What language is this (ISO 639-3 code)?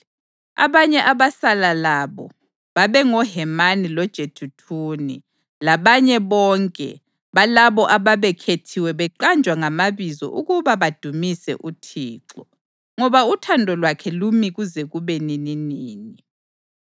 nde